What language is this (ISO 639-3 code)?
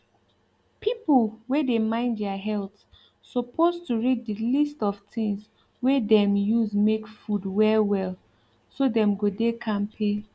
pcm